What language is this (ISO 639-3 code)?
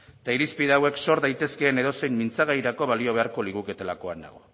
eus